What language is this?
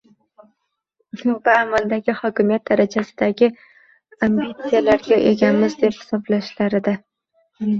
Uzbek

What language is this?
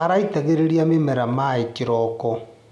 Kikuyu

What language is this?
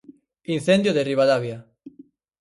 Galician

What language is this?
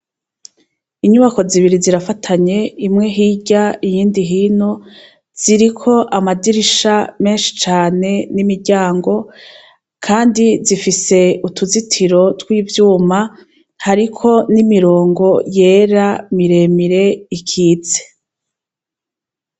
Rundi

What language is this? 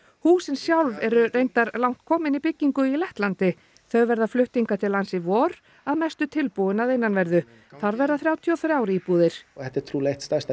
Icelandic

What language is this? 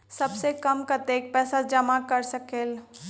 Magahi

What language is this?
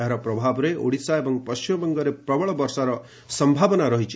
Odia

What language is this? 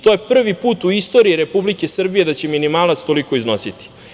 Serbian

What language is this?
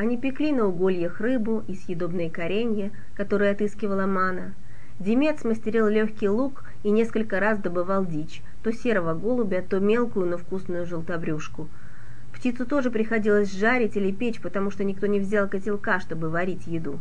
Russian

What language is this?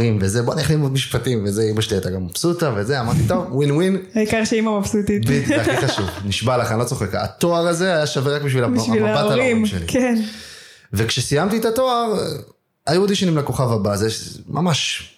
Hebrew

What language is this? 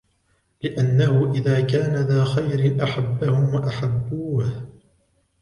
Arabic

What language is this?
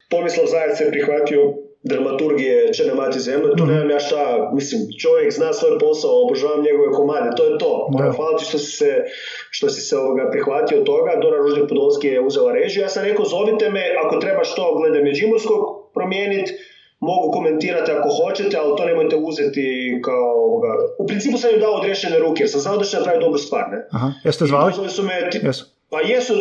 Croatian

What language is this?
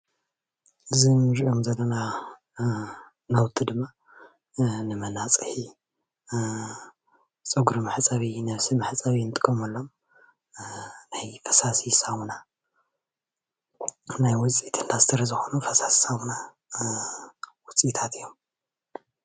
Tigrinya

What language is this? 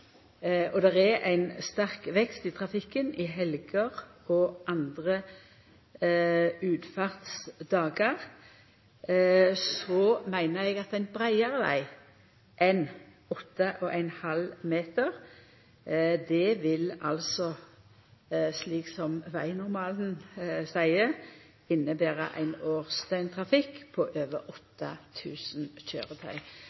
Norwegian Nynorsk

